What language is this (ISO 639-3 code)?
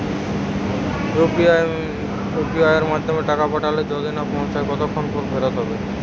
ben